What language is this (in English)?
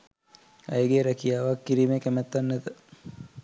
Sinhala